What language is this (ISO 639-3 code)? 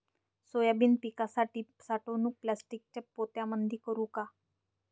mar